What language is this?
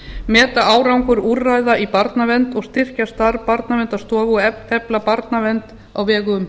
Icelandic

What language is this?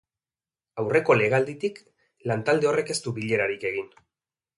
Basque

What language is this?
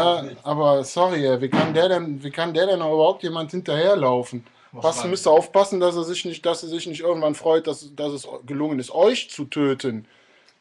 German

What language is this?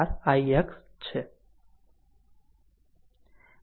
Gujarati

